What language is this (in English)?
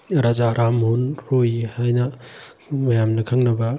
Manipuri